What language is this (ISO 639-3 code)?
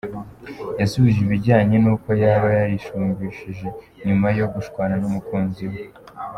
kin